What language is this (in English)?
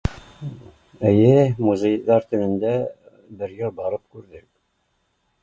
Bashkir